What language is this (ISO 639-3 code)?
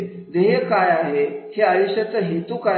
mar